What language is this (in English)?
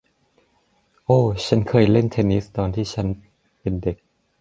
Thai